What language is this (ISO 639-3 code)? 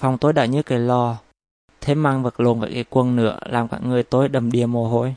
vie